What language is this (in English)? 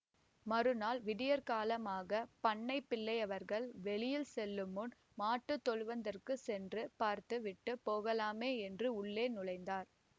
Tamil